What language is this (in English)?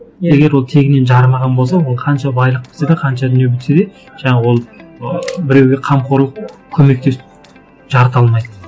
Kazakh